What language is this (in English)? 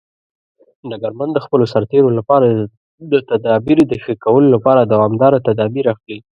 Pashto